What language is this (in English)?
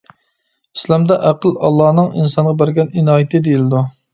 Uyghur